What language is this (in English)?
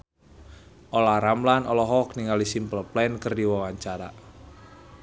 Sundanese